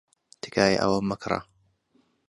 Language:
Central Kurdish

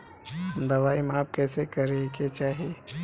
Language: Bhojpuri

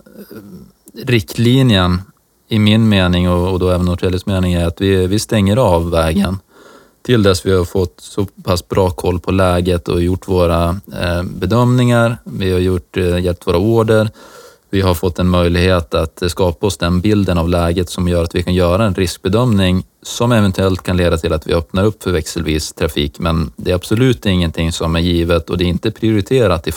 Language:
Swedish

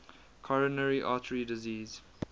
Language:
English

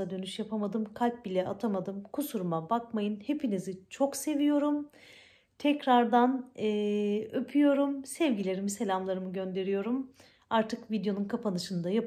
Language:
Turkish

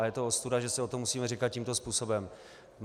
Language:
Czech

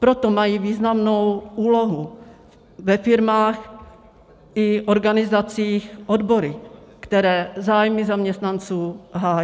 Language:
Czech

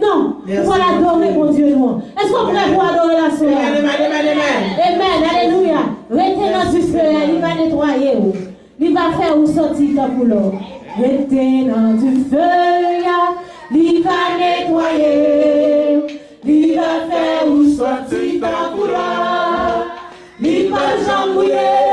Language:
French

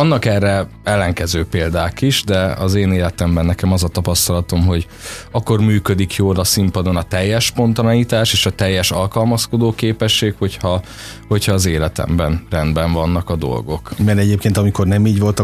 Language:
Hungarian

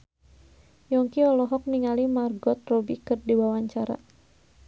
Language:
Sundanese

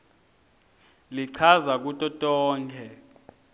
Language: Swati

